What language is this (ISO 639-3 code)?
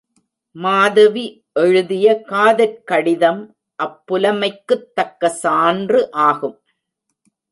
tam